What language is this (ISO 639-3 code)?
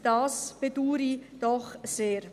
gsw